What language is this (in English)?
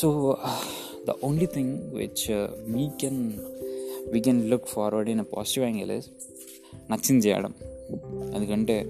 Telugu